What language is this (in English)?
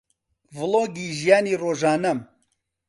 Central Kurdish